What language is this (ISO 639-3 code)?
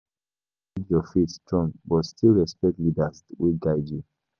pcm